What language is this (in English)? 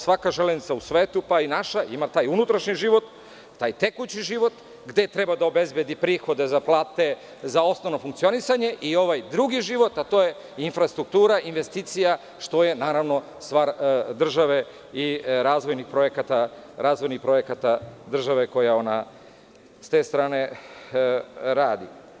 Serbian